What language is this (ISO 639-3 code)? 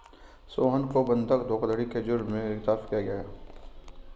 hin